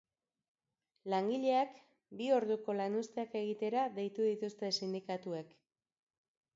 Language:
Basque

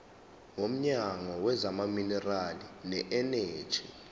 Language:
Zulu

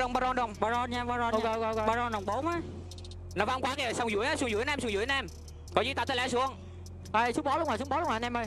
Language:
Vietnamese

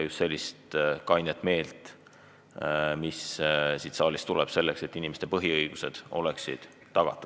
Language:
Estonian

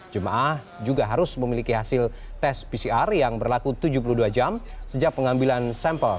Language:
Indonesian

